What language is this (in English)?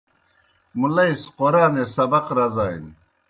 Kohistani Shina